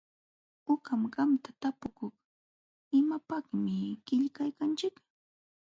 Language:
Jauja Wanca Quechua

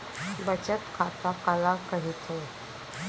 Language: Chhattisgarhi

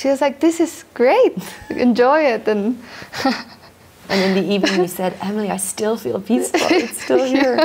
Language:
English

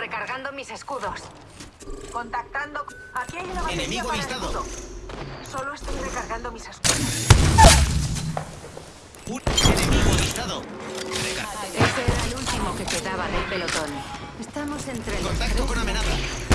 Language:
Spanish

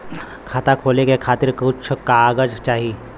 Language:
Bhojpuri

